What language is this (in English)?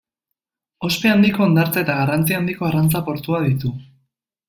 Basque